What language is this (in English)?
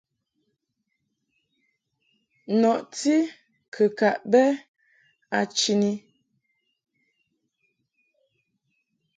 Mungaka